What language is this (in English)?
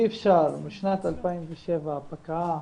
Hebrew